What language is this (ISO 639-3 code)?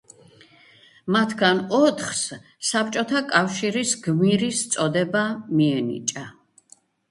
kat